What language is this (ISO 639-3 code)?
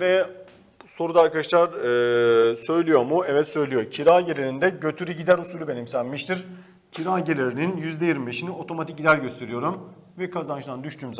tur